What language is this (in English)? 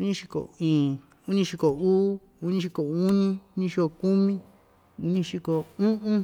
Ixtayutla Mixtec